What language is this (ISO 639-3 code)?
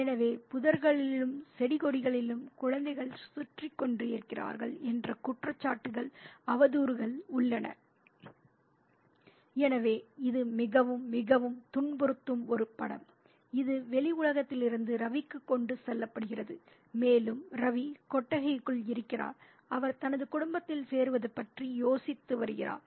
tam